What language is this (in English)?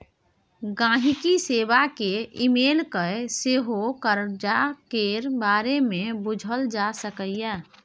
Maithili